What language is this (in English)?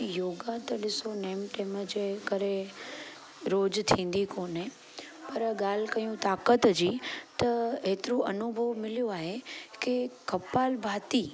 Sindhi